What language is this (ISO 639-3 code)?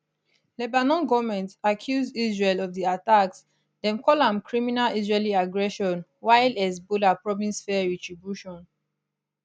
pcm